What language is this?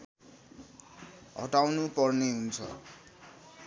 Nepali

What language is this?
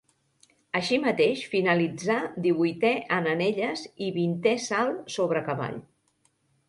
Catalan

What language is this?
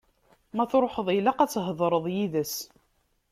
Kabyle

